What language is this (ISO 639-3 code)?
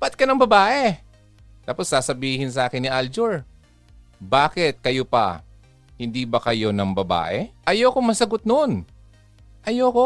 fil